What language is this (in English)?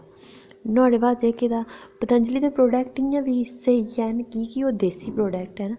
Dogri